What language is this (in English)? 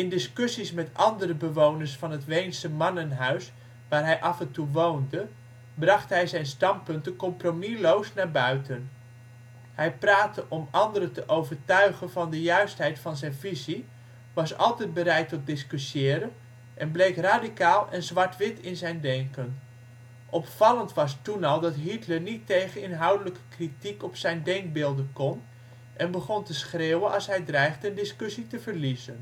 Dutch